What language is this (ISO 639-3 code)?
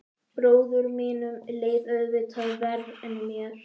isl